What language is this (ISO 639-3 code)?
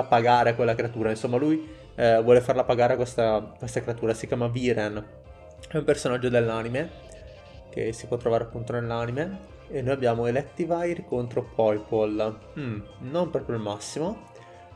ita